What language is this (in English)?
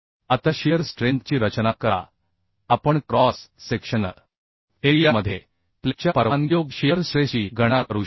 Marathi